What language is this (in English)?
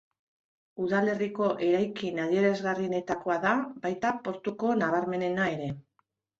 Basque